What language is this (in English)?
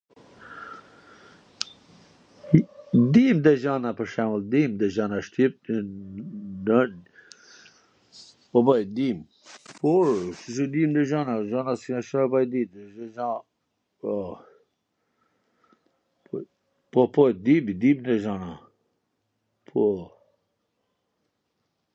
Gheg Albanian